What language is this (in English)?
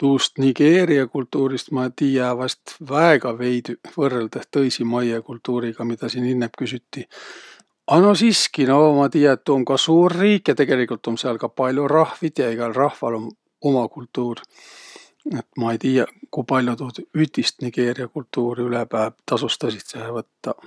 Võro